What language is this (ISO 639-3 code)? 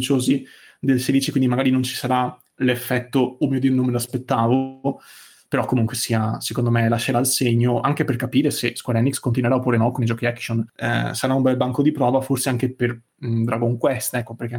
ita